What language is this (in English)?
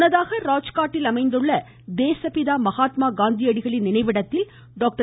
Tamil